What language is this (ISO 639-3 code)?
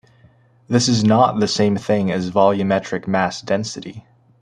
eng